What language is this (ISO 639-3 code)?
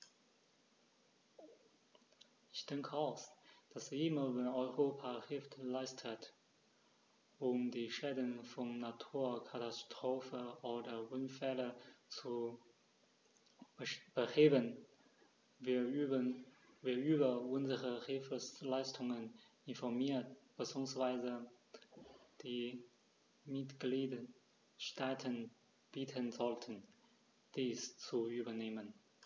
deu